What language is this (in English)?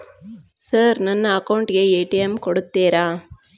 Kannada